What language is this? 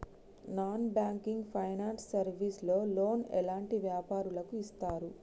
Telugu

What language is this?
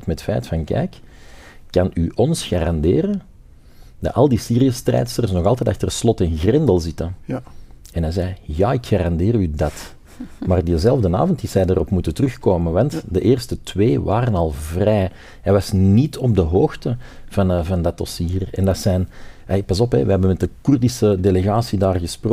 Dutch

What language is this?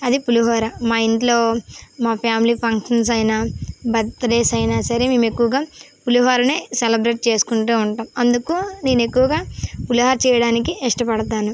Telugu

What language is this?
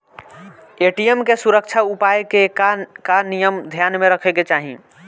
Bhojpuri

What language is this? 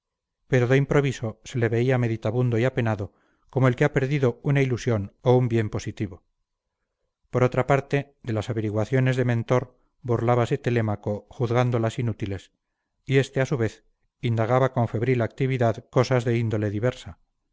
Spanish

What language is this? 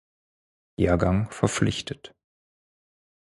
German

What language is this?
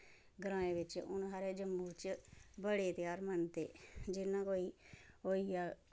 Dogri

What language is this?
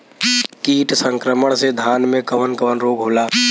Bhojpuri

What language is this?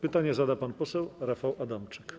Polish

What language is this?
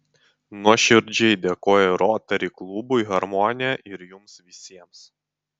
Lithuanian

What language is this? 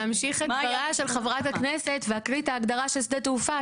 Hebrew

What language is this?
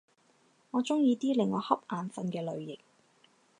Cantonese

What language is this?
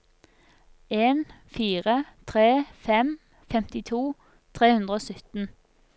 Norwegian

